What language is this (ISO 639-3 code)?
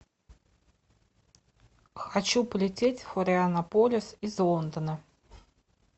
rus